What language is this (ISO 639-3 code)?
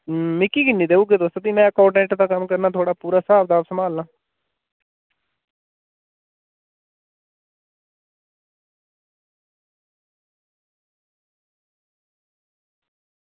doi